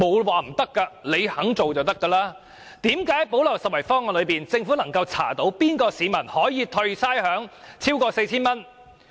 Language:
Cantonese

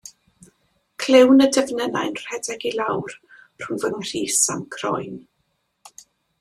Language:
Welsh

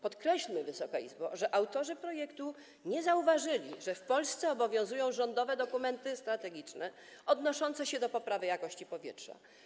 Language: Polish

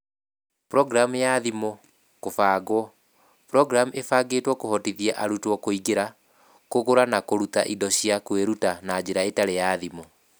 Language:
Kikuyu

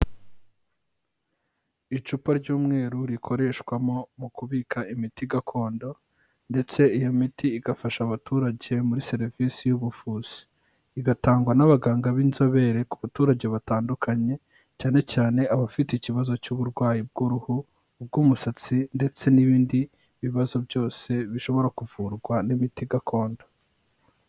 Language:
Kinyarwanda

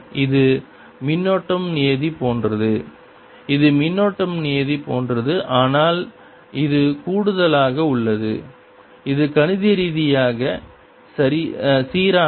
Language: Tamil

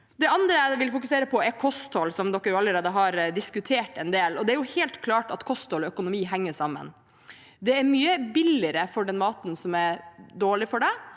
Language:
Norwegian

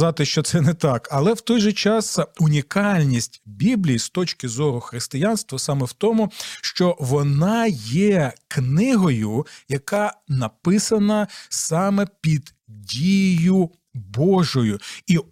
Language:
Ukrainian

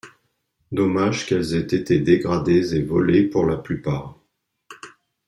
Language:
French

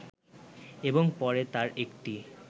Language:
Bangla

